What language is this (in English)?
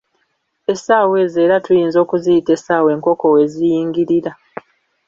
Ganda